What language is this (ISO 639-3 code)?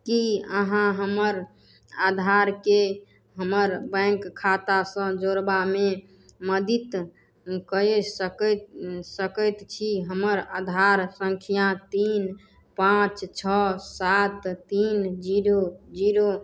mai